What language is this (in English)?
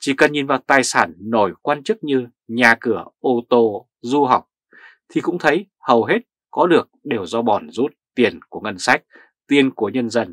Vietnamese